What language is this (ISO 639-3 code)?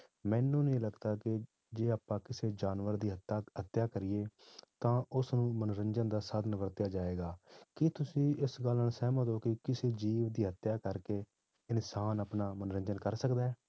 pan